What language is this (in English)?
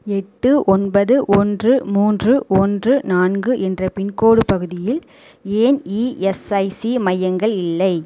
Tamil